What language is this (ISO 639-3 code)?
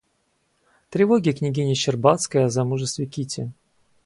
rus